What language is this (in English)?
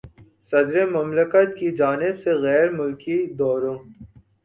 Urdu